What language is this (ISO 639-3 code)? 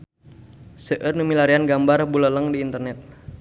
sun